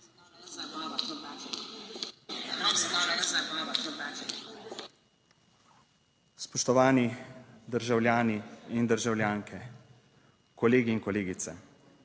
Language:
Slovenian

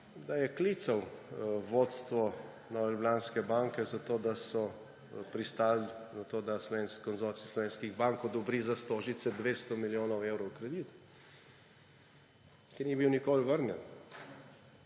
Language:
Slovenian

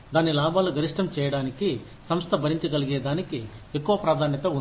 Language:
Telugu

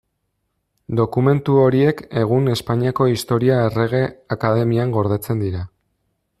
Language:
Basque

